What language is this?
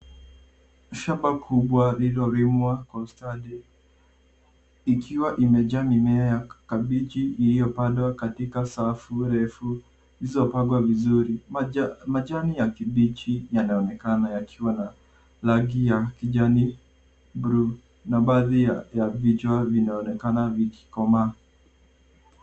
Swahili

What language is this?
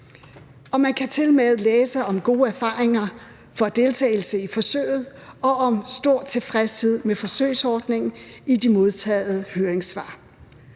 Danish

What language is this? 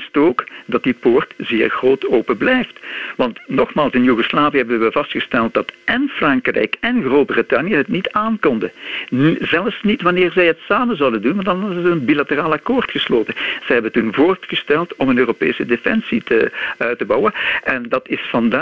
Dutch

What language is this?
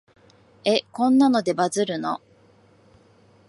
Japanese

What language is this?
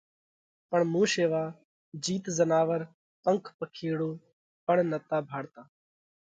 Parkari Koli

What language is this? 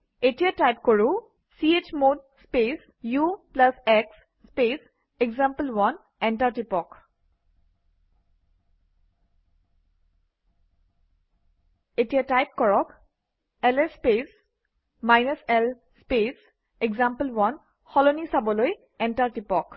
Assamese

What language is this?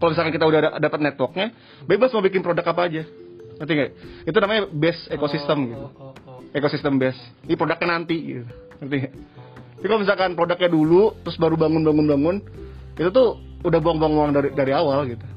Indonesian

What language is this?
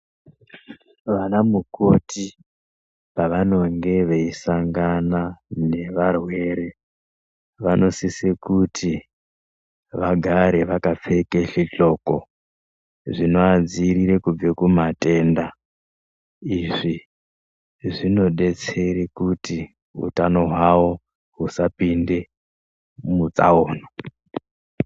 Ndau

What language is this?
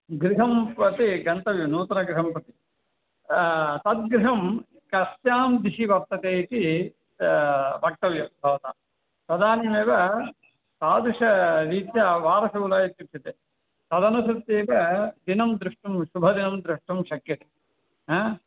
Sanskrit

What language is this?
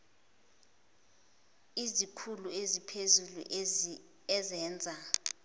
Zulu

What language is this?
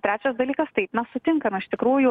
Lithuanian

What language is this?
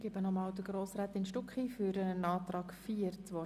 Swiss German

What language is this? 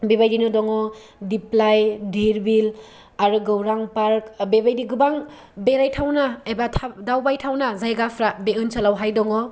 Bodo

